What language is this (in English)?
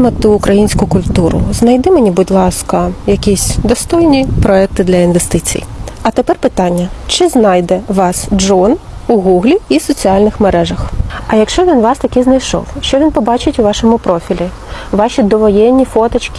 Ukrainian